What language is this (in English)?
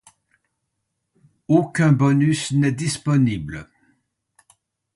French